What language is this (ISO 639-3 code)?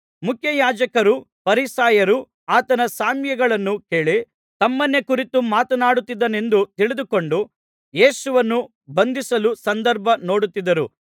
kan